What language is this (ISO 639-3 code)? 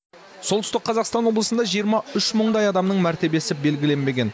kaz